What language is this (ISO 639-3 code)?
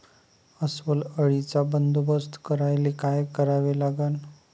mar